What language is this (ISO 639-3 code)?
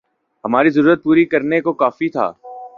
urd